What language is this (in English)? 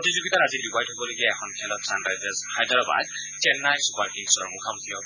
Assamese